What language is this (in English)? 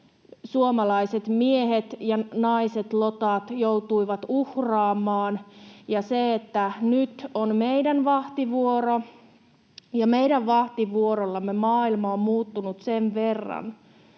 Finnish